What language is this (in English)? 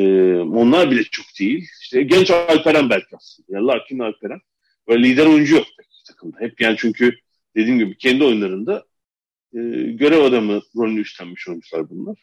Turkish